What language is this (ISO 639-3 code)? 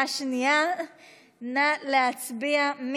heb